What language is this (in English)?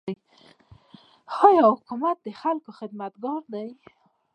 Pashto